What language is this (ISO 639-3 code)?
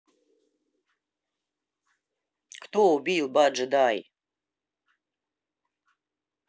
rus